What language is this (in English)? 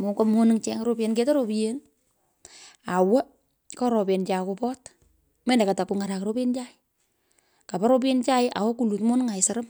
Pökoot